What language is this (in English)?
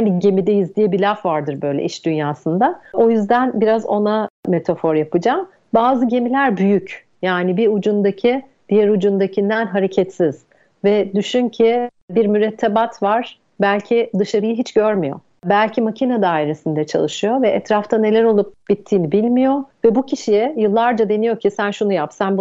Turkish